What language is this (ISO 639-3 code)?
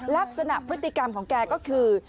tha